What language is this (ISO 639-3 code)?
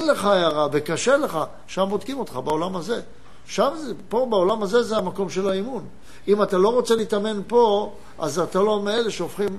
heb